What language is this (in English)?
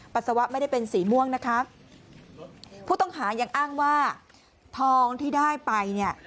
Thai